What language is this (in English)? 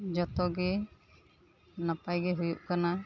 Santali